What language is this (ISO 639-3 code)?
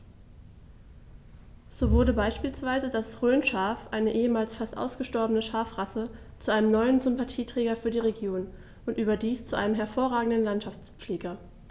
deu